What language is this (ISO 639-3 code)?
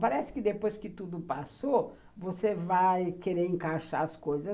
por